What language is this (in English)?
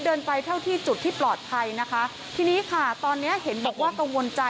Thai